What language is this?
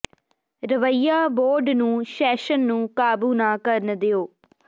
Punjabi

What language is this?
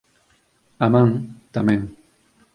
Galician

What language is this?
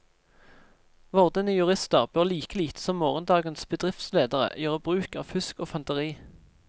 Norwegian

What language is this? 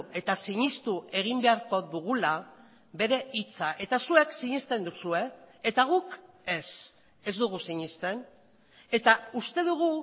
Basque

